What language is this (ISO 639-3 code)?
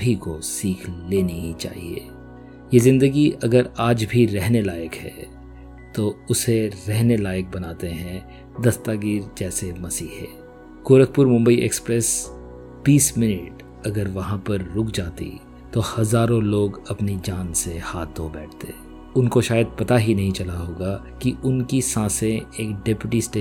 hin